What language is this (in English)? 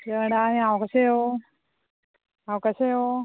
Konkani